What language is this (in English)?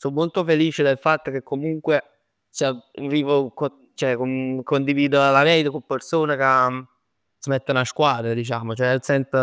Neapolitan